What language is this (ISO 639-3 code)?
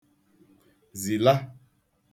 ibo